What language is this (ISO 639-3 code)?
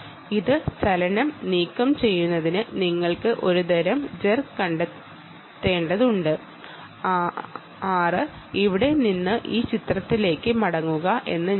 mal